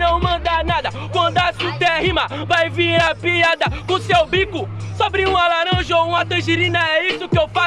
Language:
Portuguese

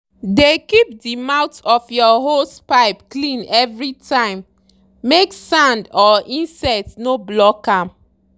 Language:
Nigerian Pidgin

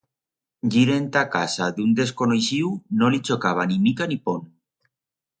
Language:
Aragonese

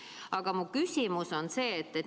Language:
Estonian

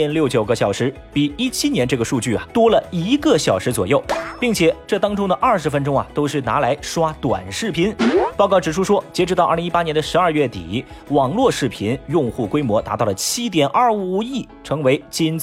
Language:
Chinese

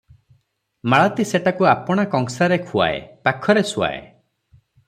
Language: Odia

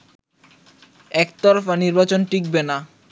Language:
Bangla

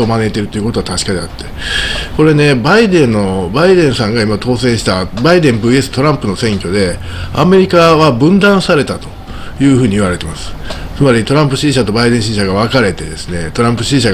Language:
Japanese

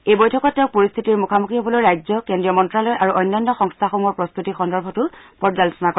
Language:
Assamese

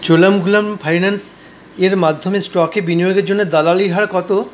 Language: Bangla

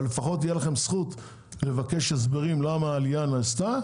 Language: Hebrew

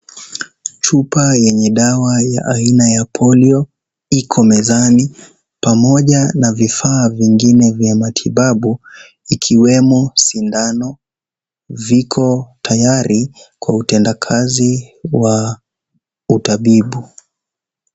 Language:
Swahili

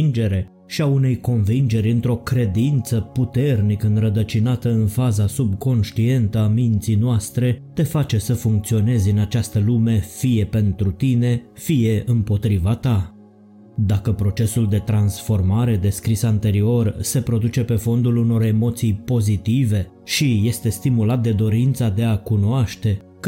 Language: Romanian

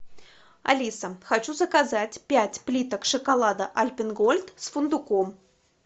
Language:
Russian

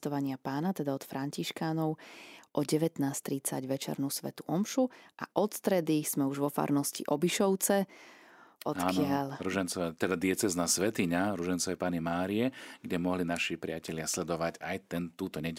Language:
Slovak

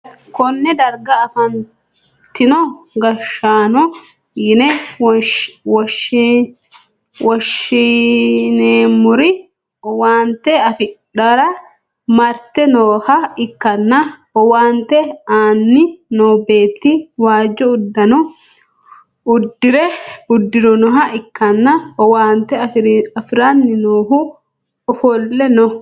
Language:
Sidamo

